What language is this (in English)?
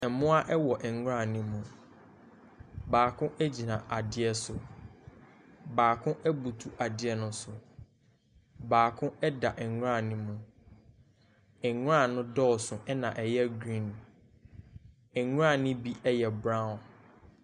Akan